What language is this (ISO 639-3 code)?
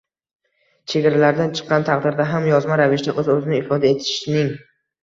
uzb